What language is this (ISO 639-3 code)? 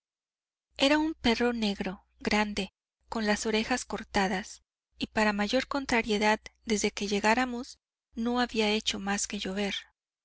spa